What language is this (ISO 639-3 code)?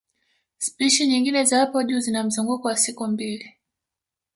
swa